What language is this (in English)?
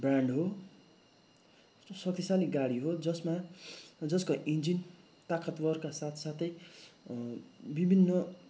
Nepali